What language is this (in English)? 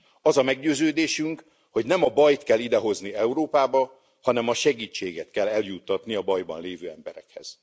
Hungarian